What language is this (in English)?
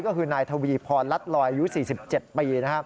Thai